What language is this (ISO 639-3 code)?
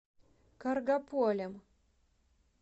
rus